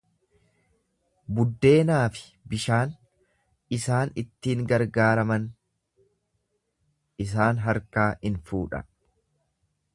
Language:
Oromo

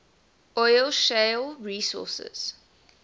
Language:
English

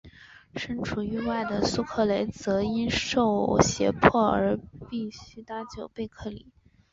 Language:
Chinese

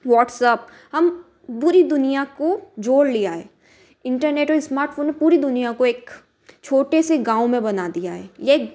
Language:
Hindi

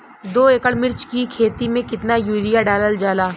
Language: Bhojpuri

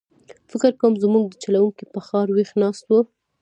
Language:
Pashto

